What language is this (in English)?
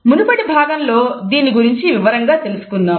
Telugu